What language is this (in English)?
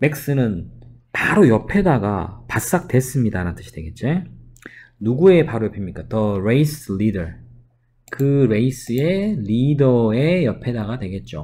Korean